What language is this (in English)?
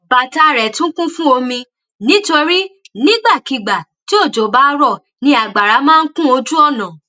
Yoruba